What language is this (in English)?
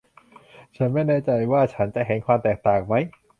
Thai